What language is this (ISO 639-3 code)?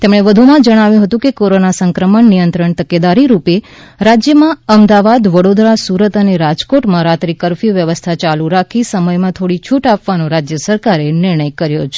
guj